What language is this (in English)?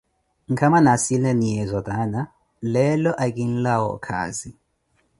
Koti